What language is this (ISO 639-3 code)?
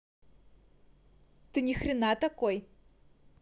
rus